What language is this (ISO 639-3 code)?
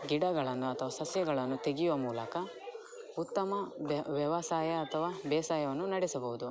kan